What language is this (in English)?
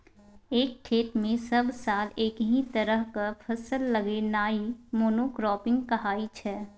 Maithili